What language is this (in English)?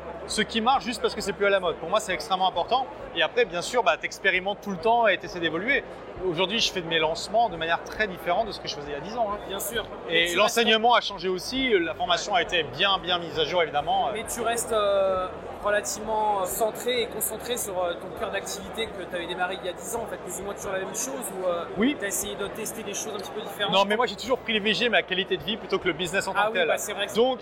French